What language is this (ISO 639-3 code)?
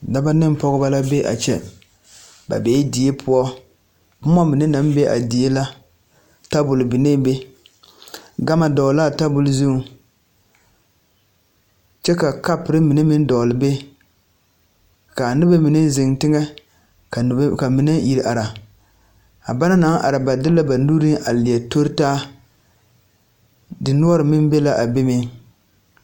dga